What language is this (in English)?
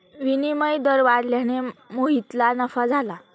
Marathi